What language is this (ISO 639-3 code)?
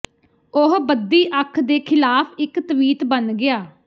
pan